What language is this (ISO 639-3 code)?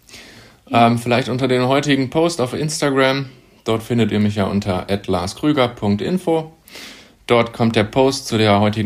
deu